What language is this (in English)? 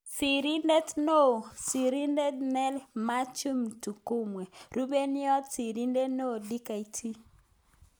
Kalenjin